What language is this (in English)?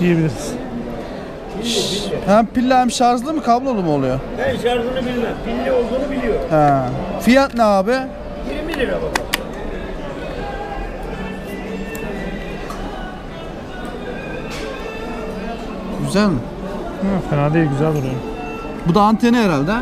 Turkish